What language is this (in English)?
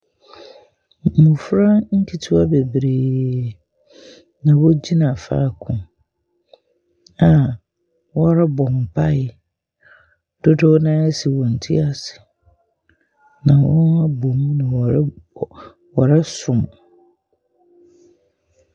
Akan